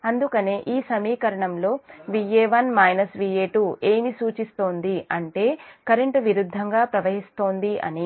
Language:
Telugu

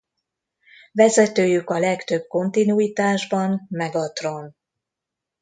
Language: Hungarian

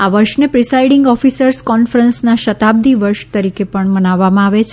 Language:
Gujarati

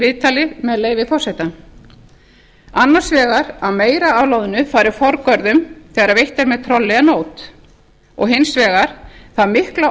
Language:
Icelandic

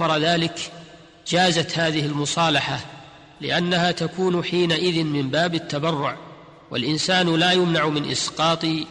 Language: Arabic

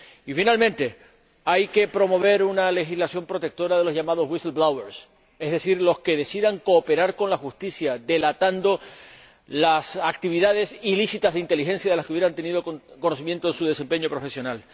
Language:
Spanish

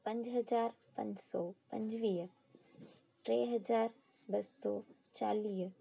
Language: Sindhi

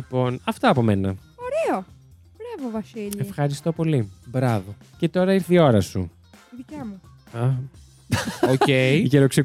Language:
Greek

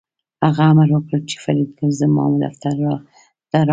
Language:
Pashto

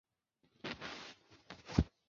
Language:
Chinese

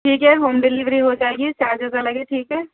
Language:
Urdu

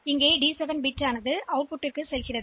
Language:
Tamil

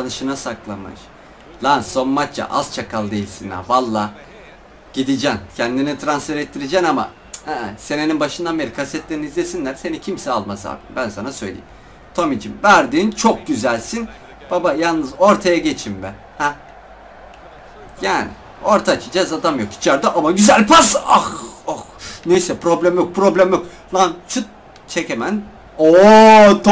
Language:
Turkish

